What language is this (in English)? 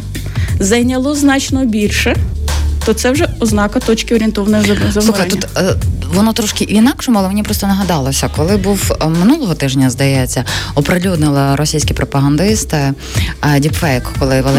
Ukrainian